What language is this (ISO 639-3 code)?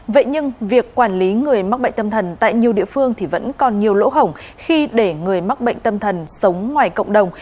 vie